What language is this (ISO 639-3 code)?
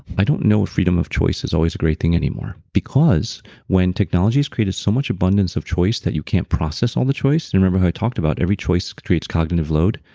eng